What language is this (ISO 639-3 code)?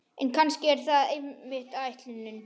isl